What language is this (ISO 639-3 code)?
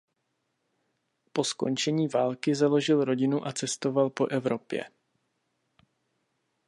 ces